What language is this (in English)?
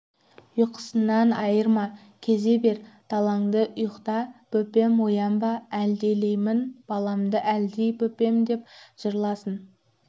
Kazakh